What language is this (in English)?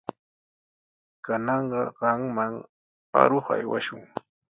Sihuas Ancash Quechua